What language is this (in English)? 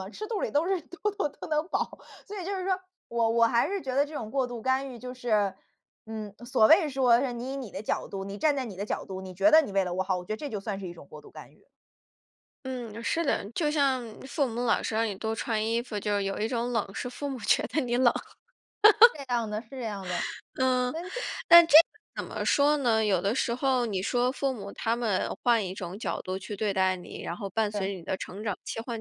Chinese